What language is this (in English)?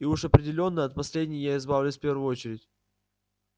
Russian